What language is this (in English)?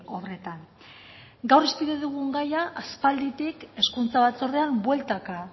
Basque